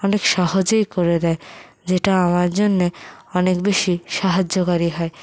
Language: Bangla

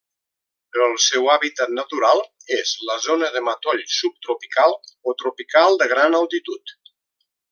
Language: Catalan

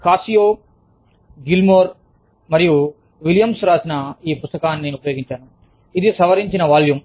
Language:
Telugu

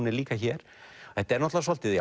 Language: Icelandic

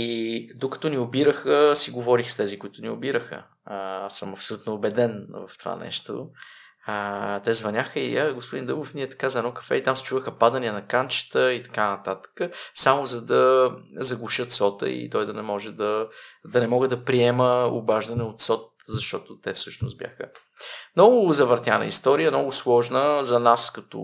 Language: Bulgarian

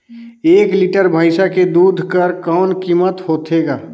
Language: Chhattisgarhi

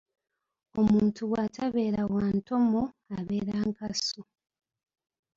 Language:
Ganda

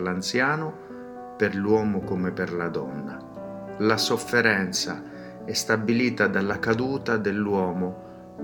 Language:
Italian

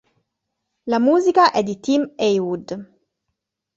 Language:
Italian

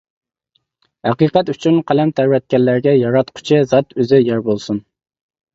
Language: Uyghur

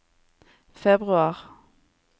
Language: Norwegian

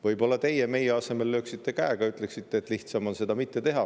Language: Estonian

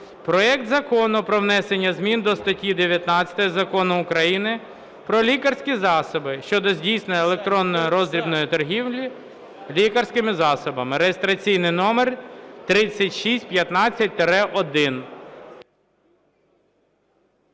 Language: Ukrainian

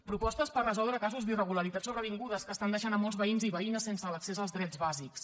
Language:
Catalan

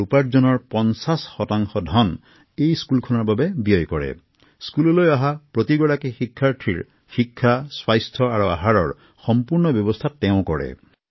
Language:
Assamese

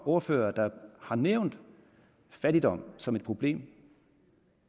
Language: Danish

